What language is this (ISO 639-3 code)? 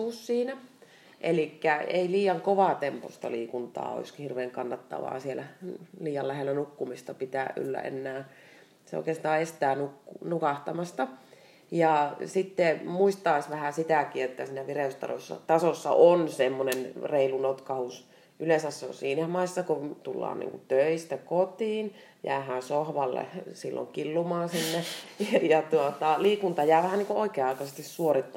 fin